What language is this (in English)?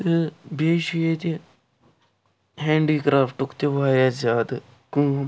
Kashmiri